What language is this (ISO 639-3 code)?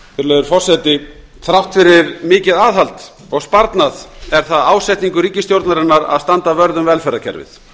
isl